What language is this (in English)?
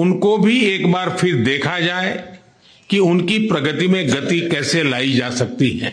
Hindi